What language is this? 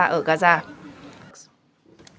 Vietnamese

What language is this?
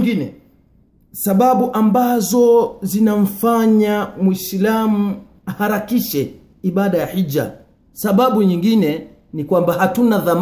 Swahili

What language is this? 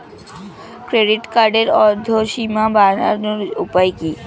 Bangla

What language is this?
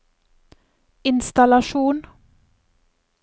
Norwegian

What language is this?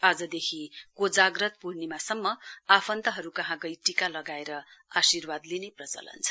Nepali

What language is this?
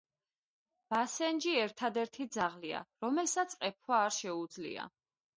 Georgian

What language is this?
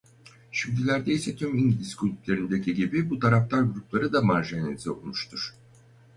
Turkish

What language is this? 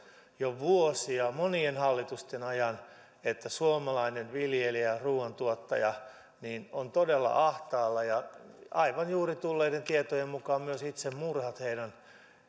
Finnish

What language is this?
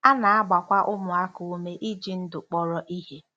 Igbo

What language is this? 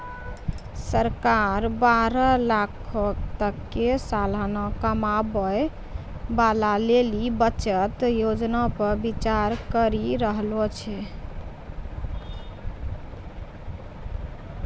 Maithili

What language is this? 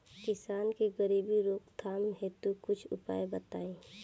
Bhojpuri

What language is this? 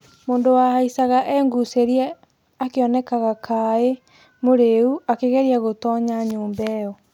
Kikuyu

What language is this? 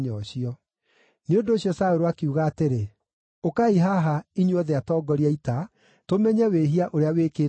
Kikuyu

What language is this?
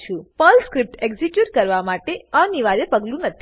Gujarati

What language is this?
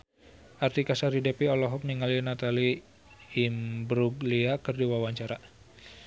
Sundanese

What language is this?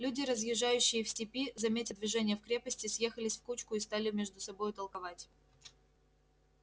Russian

